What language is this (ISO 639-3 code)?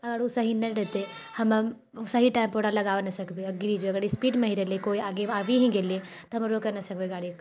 mai